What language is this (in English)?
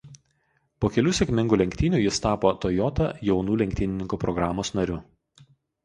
Lithuanian